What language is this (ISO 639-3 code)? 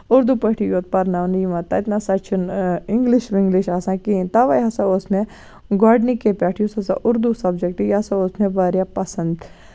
kas